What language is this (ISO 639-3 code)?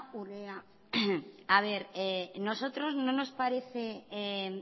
spa